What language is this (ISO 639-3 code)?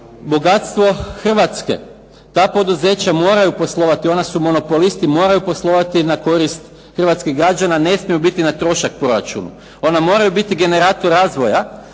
hrv